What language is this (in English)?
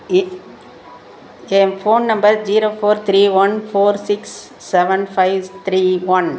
Tamil